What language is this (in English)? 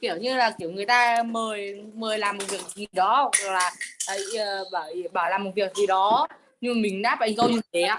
Vietnamese